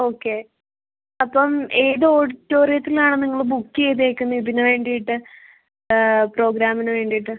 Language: Malayalam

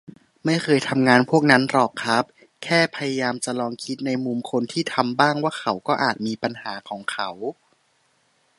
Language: Thai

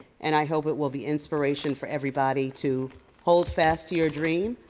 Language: English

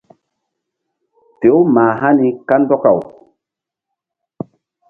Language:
Mbum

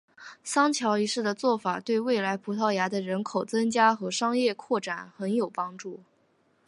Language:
Chinese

